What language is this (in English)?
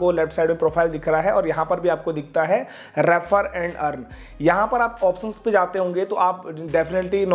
Hindi